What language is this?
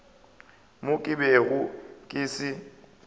Northern Sotho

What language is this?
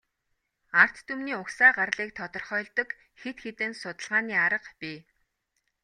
Mongolian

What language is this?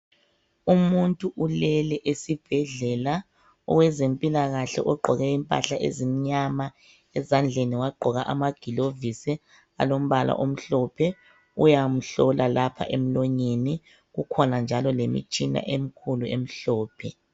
North Ndebele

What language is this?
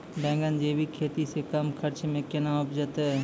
Maithili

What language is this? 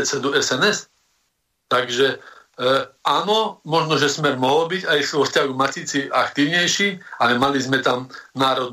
Slovak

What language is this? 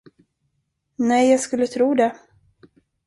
Swedish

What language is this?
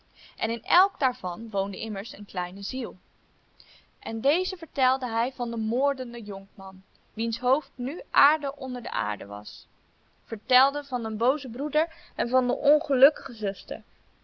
Dutch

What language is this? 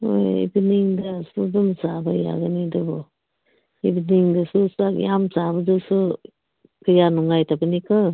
Manipuri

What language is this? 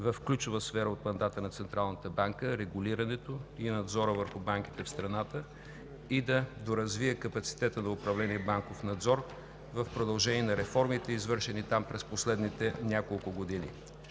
Bulgarian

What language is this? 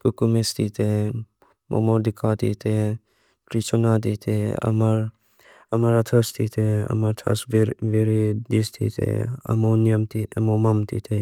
Mizo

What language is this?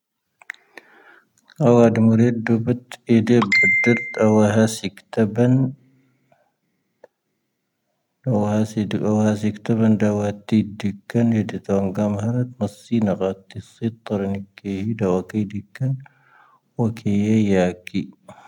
Tahaggart Tamahaq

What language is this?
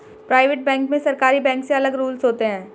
Hindi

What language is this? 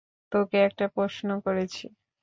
Bangla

